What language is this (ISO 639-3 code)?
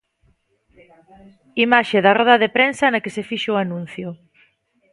glg